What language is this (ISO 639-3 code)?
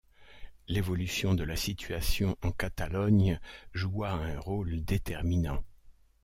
fra